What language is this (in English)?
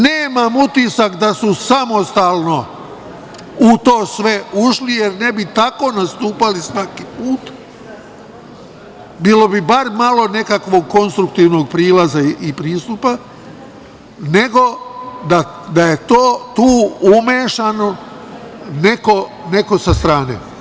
Serbian